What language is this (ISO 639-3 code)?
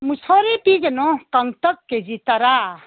mni